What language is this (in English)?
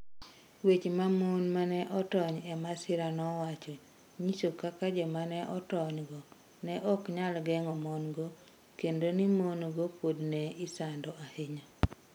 Luo (Kenya and Tanzania)